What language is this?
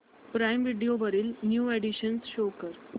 Marathi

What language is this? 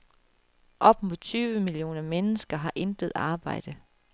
Danish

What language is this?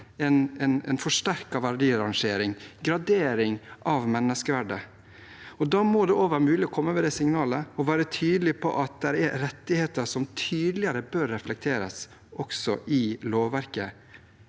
Norwegian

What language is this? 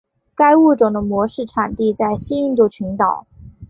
Chinese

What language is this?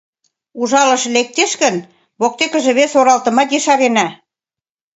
Mari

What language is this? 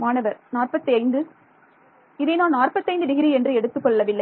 Tamil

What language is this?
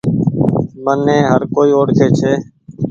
Goaria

